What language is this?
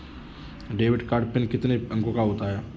Hindi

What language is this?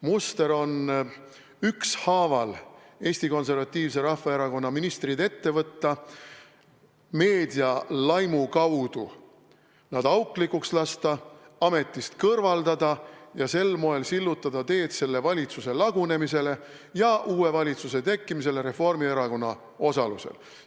Estonian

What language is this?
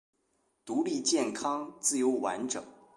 Chinese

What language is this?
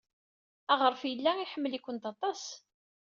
Kabyle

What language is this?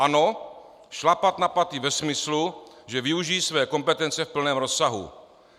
Czech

